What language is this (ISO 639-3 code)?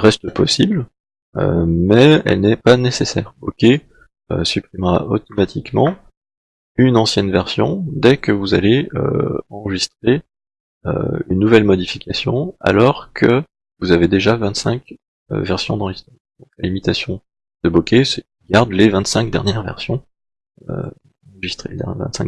fra